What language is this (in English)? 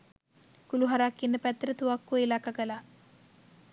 Sinhala